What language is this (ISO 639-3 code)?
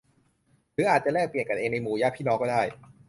tha